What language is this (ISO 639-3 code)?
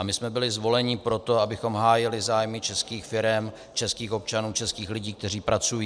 ces